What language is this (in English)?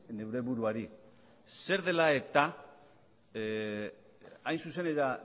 Basque